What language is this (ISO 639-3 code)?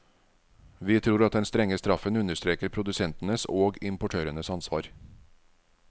nor